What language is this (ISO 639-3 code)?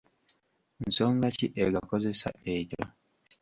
lug